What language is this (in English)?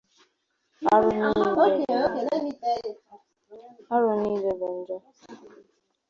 Igbo